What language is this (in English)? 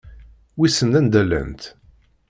Kabyle